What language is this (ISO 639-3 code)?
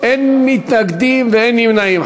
heb